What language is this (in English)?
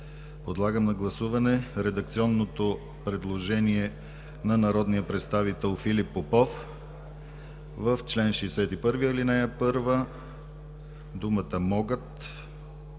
Bulgarian